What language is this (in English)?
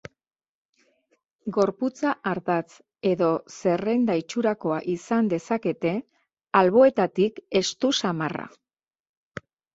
Basque